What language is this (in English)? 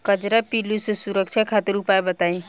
Bhojpuri